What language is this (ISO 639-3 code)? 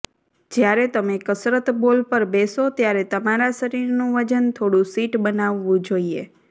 guj